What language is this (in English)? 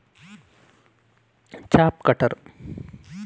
Kannada